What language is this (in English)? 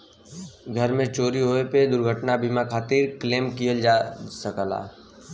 Bhojpuri